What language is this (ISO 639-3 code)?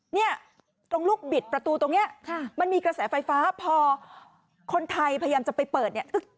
tha